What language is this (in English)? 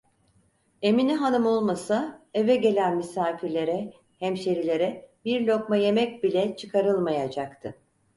Turkish